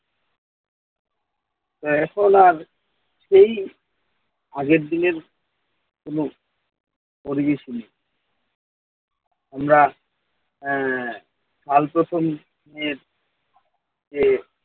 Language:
Bangla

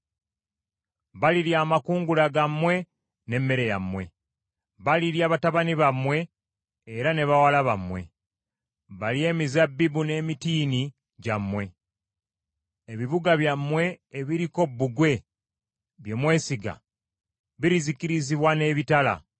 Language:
Ganda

